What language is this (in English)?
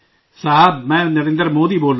Urdu